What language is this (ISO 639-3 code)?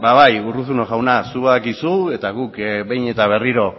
eus